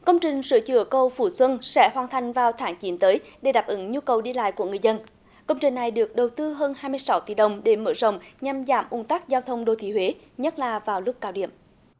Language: Vietnamese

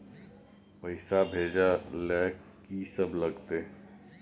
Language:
Maithili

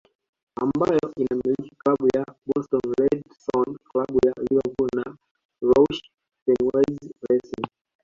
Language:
Swahili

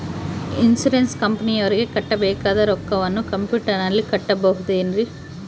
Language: Kannada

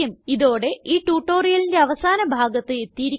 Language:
Malayalam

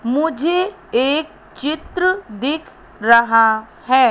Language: Hindi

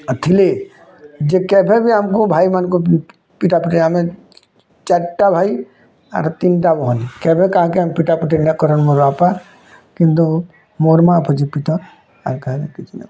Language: Odia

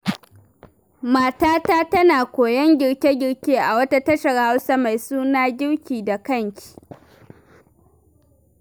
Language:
Hausa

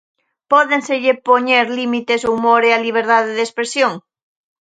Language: Galician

